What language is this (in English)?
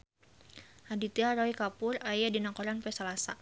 Sundanese